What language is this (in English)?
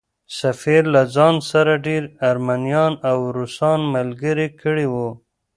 Pashto